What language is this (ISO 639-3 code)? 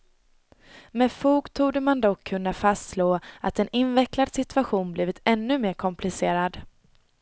swe